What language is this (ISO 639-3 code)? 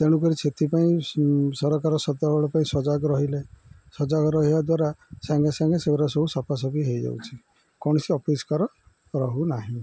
ori